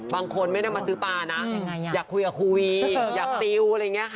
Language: Thai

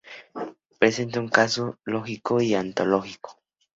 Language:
Spanish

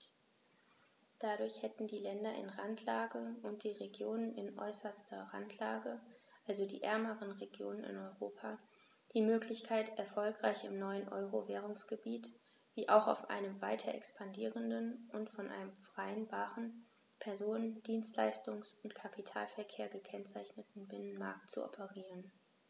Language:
German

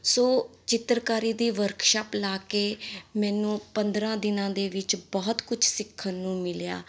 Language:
Punjabi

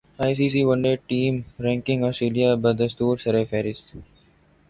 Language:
Urdu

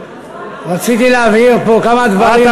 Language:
Hebrew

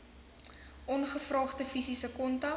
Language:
Afrikaans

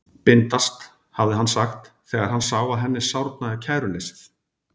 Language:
Icelandic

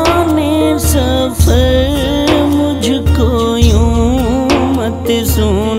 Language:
Hindi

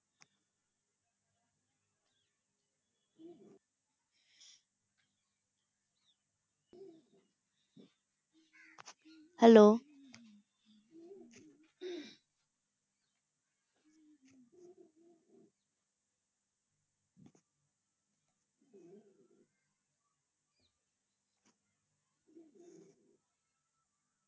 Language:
Punjabi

